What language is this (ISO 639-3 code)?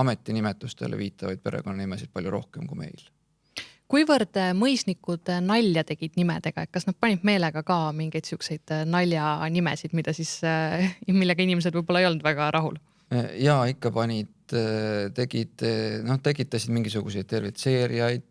est